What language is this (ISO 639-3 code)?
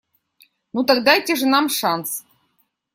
rus